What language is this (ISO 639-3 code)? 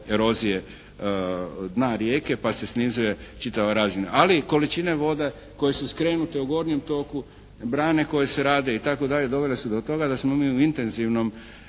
hrv